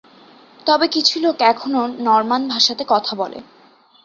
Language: Bangla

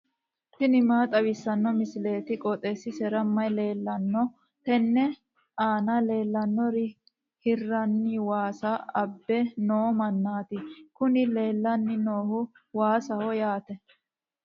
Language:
Sidamo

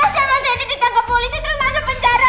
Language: Indonesian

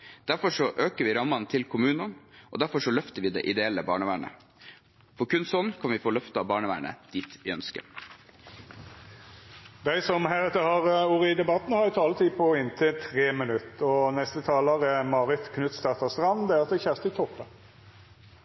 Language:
Norwegian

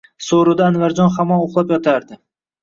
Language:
Uzbek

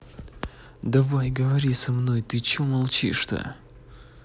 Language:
Russian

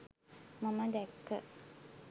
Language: Sinhala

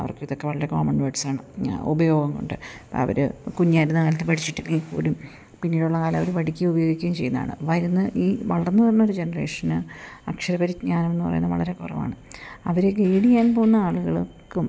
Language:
Malayalam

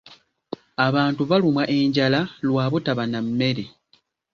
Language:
Ganda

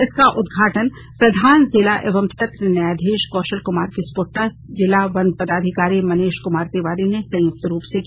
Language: Hindi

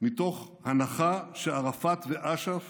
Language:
Hebrew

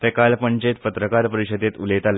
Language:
Konkani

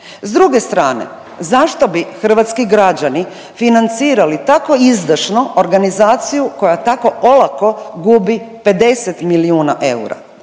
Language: Croatian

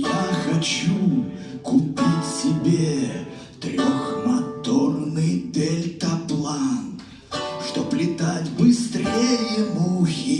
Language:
Russian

